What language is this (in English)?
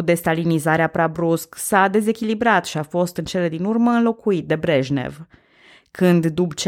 Romanian